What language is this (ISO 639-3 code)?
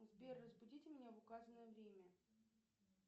rus